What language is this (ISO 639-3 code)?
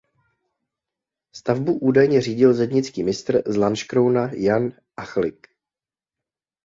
ces